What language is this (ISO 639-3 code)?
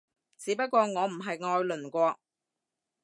yue